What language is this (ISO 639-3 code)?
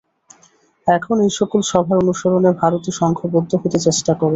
ben